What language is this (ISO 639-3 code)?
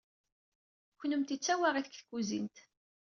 kab